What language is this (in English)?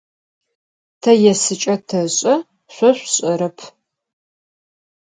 Adyghe